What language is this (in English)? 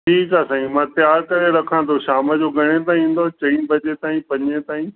Sindhi